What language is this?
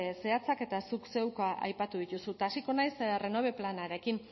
Basque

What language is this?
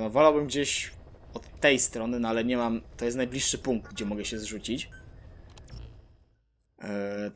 Polish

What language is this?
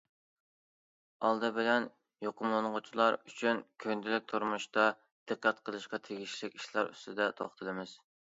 Uyghur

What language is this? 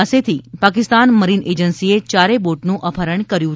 Gujarati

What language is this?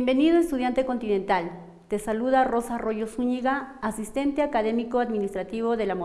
Spanish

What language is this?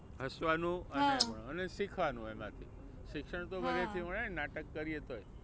Gujarati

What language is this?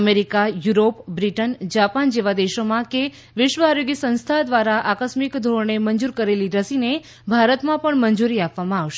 Gujarati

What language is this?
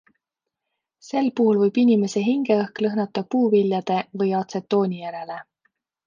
Estonian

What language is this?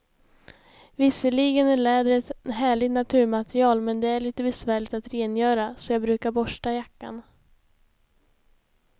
Swedish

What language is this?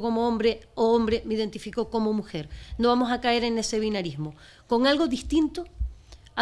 Spanish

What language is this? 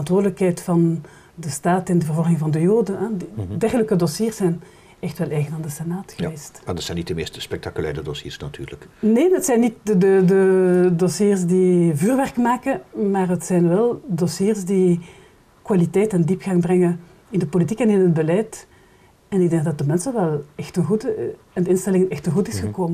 Dutch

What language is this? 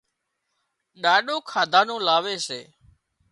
Wadiyara Koli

